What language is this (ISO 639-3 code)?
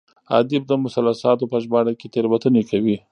pus